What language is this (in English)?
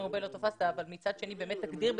Hebrew